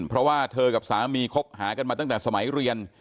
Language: Thai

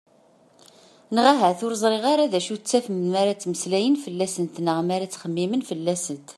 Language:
Kabyle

